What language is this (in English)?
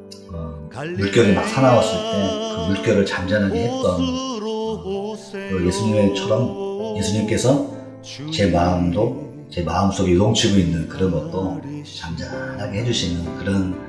Korean